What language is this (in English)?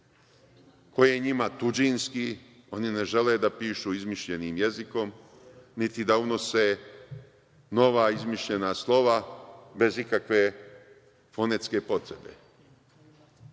Serbian